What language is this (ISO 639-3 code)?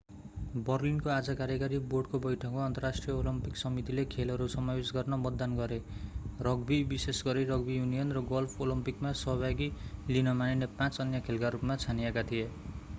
nep